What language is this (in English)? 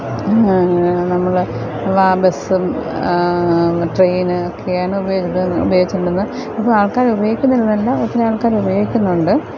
Malayalam